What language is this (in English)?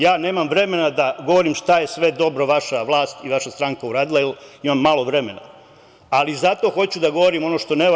Serbian